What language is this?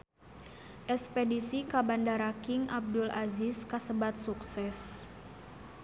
Sundanese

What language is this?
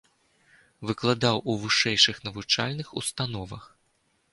Belarusian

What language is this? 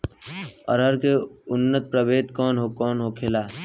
Bhojpuri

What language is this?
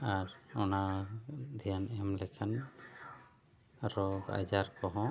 Santali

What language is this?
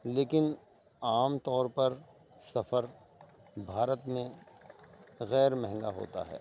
Urdu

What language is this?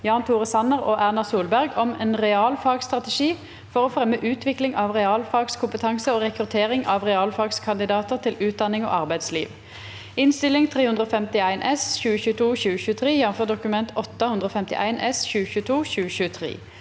Norwegian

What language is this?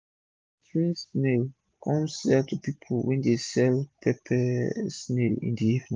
Nigerian Pidgin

